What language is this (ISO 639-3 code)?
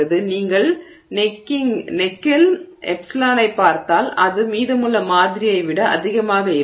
tam